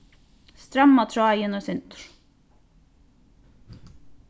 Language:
Faroese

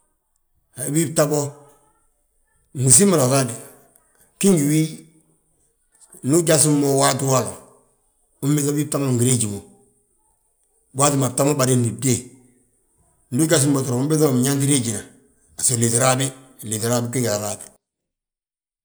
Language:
Balanta-Ganja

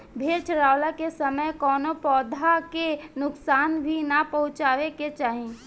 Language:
Bhojpuri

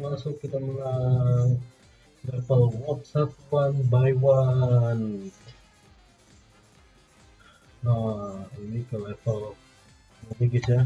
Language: Indonesian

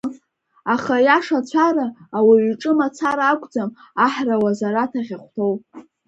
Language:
Abkhazian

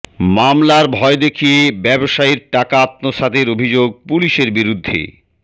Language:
Bangla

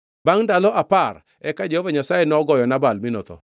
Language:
Luo (Kenya and Tanzania)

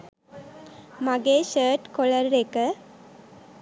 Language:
Sinhala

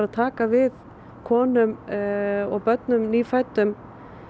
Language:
Icelandic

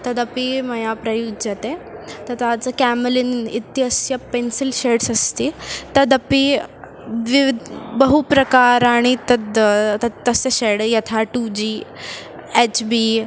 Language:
Sanskrit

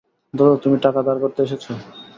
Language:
Bangla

